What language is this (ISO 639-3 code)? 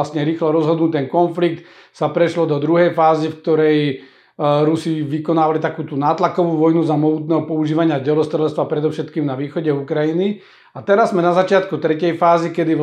slk